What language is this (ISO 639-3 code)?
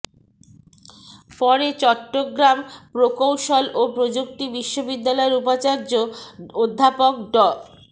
ben